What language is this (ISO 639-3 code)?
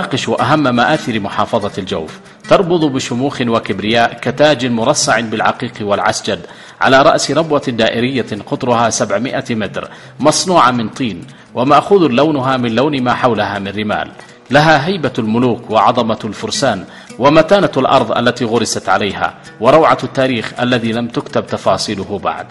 ara